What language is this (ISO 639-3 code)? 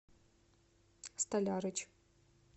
rus